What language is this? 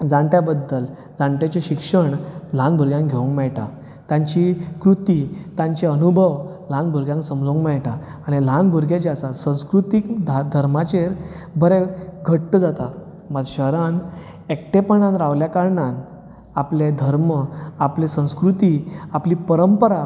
Konkani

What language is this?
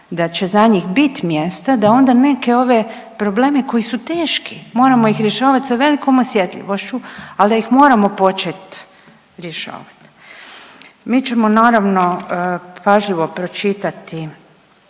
Croatian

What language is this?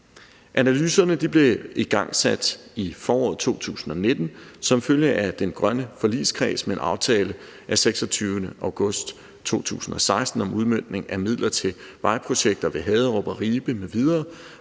Danish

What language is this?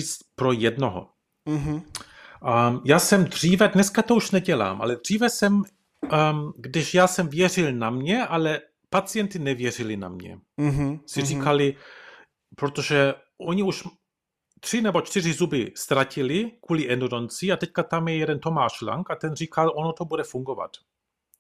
Czech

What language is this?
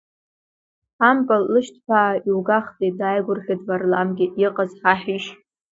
Abkhazian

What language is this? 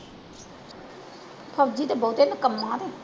Punjabi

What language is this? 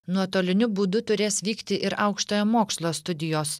Lithuanian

